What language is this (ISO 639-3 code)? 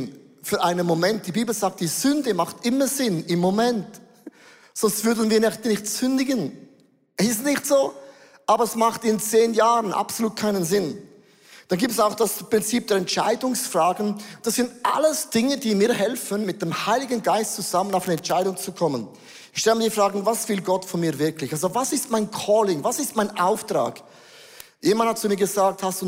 deu